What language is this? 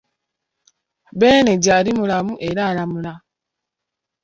Ganda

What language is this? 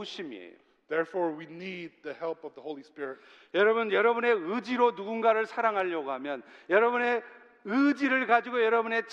Korean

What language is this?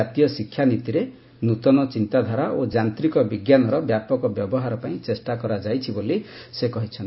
Odia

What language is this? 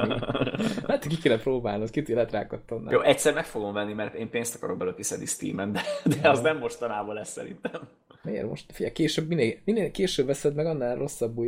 Hungarian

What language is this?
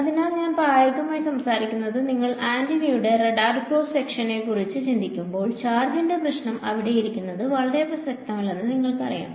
Malayalam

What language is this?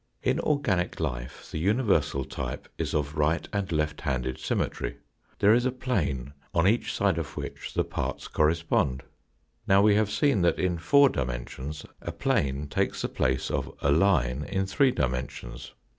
English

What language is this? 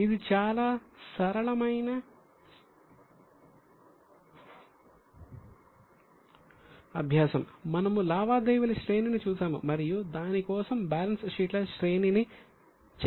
Telugu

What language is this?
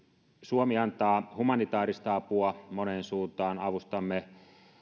Finnish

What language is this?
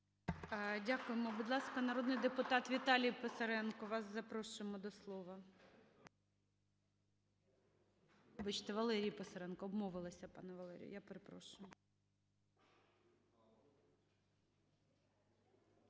Ukrainian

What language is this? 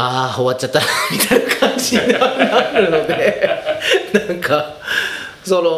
Japanese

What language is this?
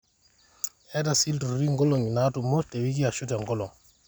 Masai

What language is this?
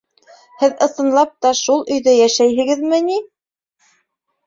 Bashkir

